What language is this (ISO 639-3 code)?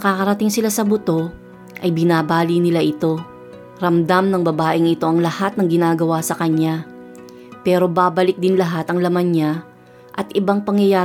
fil